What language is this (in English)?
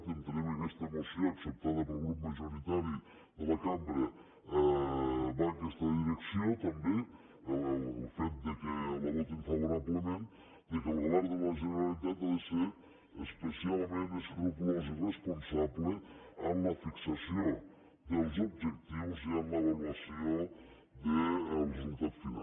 Catalan